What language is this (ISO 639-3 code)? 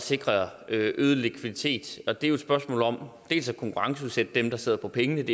dan